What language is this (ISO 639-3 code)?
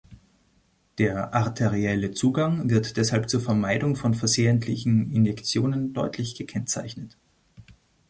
deu